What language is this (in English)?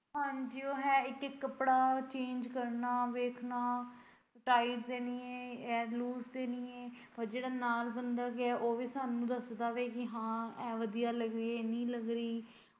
Punjabi